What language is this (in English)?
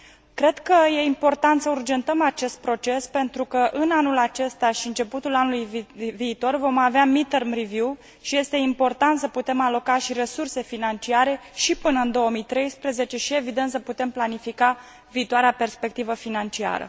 Romanian